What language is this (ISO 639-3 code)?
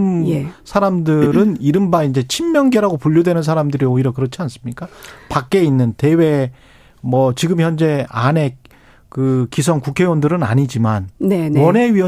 kor